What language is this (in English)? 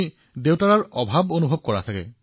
Assamese